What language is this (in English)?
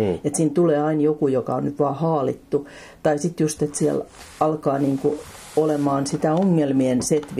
Finnish